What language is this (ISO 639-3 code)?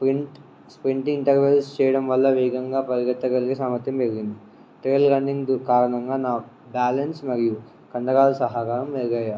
tel